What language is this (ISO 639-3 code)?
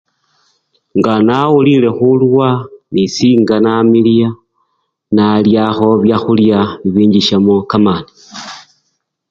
luy